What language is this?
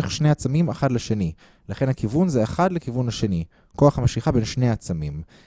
Hebrew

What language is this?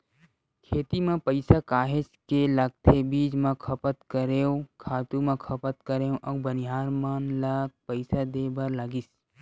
Chhattisgarhi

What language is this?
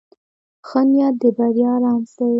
Pashto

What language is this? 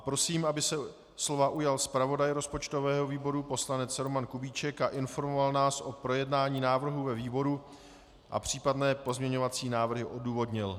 Czech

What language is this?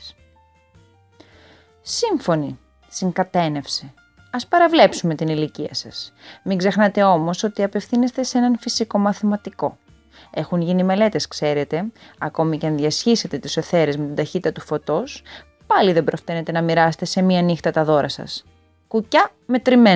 Greek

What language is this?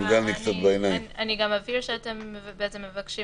Hebrew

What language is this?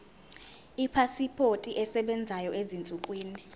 Zulu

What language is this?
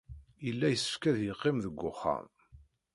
Kabyle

